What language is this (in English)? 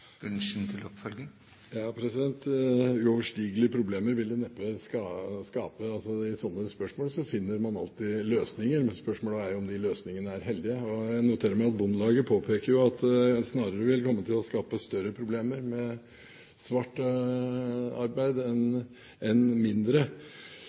Norwegian Bokmål